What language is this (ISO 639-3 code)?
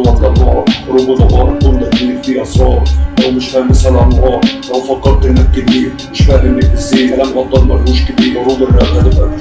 ara